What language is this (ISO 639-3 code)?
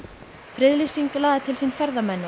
isl